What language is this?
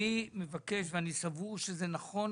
Hebrew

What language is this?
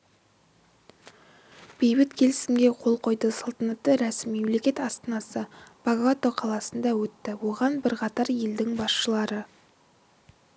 Kazakh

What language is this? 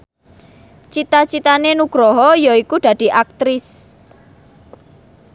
Javanese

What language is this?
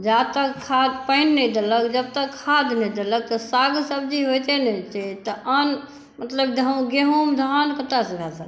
Maithili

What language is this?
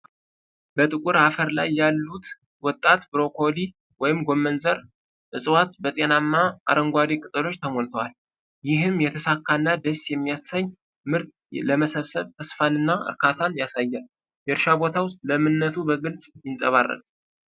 Amharic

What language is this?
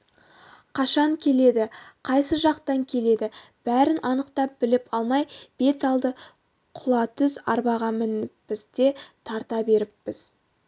Kazakh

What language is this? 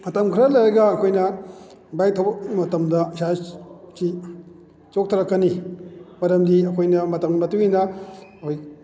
Manipuri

